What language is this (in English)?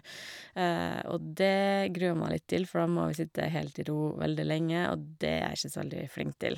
Norwegian